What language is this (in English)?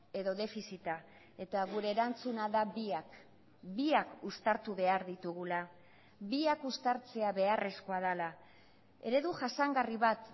Basque